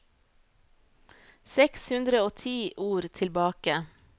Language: Norwegian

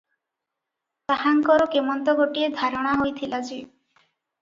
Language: Odia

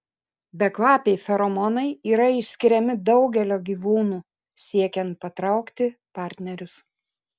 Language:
Lithuanian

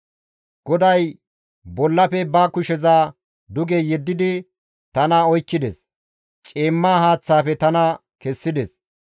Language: Gamo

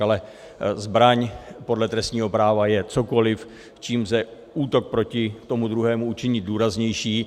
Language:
Czech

